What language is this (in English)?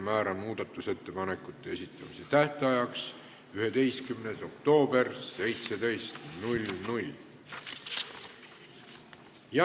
Estonian